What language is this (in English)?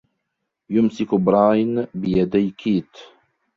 Arabic